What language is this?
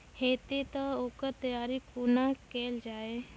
Maithili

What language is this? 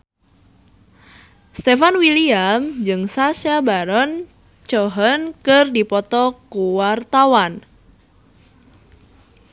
Sundanese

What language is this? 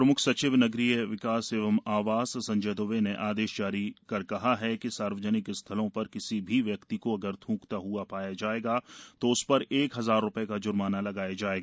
Hindi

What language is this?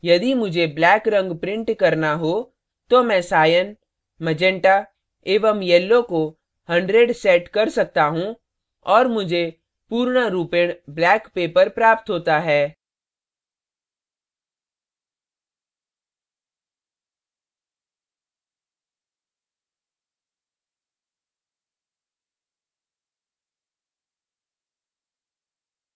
Hindi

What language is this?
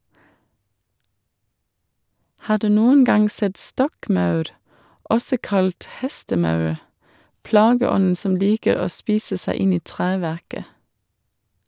Norwegian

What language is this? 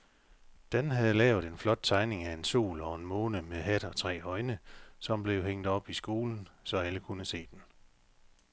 Danish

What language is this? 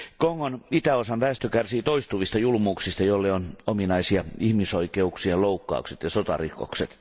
Finnish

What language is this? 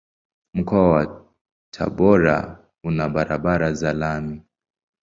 Swahili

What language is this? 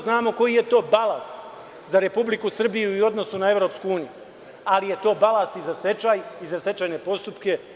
Serbian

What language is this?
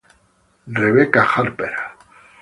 Italian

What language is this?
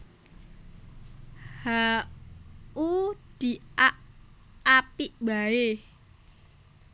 Javanese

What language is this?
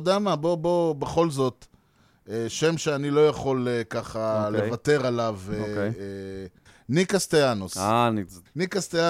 Hebrew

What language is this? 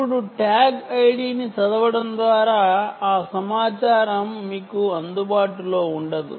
Telugu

